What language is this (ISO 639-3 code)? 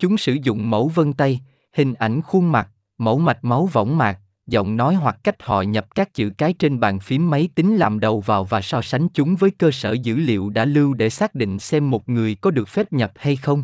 vie